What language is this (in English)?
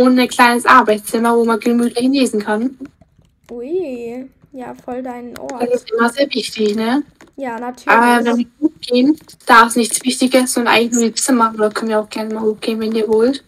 German